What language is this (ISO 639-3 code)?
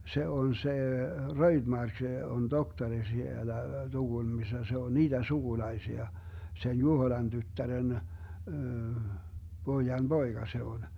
fin